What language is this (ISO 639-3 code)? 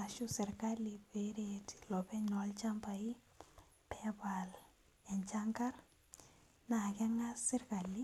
mas